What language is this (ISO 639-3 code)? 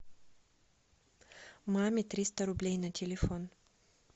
rus